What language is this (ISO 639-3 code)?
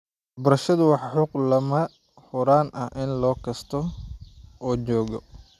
som